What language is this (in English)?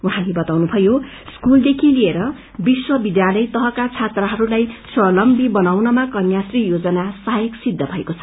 Nepali